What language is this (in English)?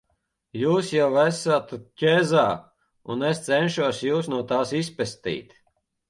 Latvian